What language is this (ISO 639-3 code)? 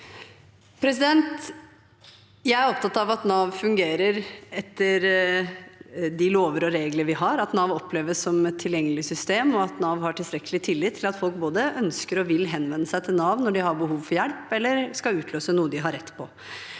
nor